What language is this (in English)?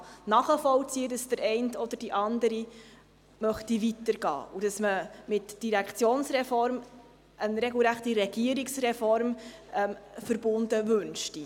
Swiss German